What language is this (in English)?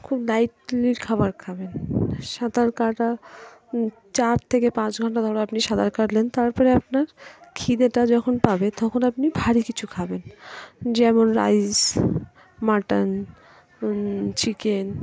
Bangla